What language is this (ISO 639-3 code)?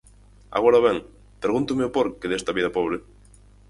glg